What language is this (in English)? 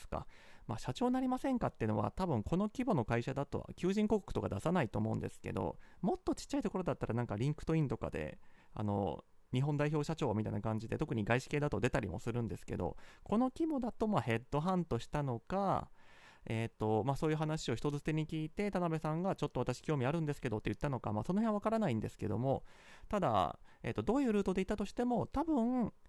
Japanese